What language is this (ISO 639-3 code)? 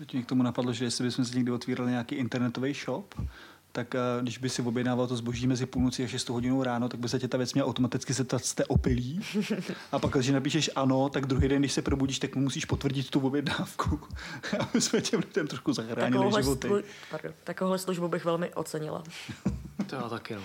ces